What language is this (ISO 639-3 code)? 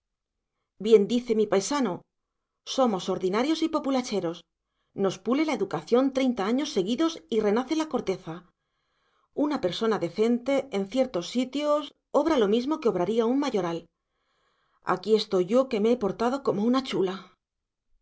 spa